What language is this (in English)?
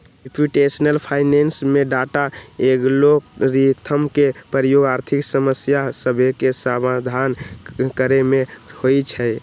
Magahi